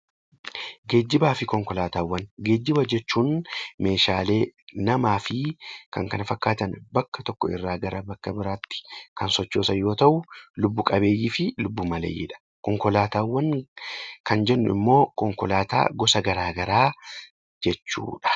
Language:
Oromo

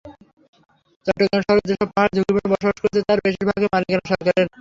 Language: Bangla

